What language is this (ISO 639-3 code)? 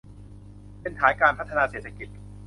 tha